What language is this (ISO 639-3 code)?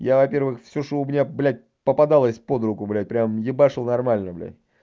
rus